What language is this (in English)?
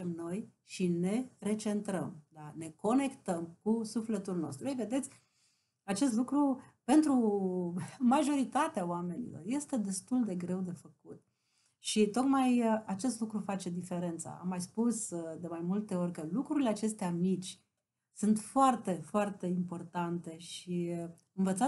Romanian